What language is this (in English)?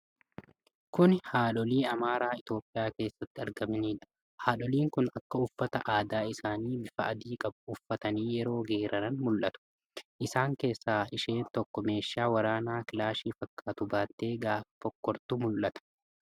Oromo